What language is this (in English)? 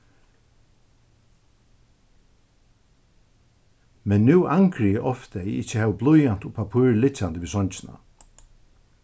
Faroese